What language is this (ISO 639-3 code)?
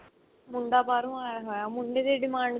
pan